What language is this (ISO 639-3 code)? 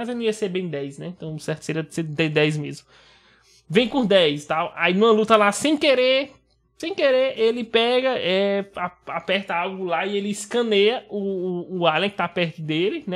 por